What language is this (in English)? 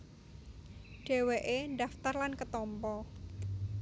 Javanese